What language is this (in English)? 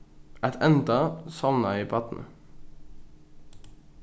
Faroese